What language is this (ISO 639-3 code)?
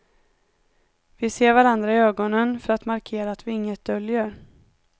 swe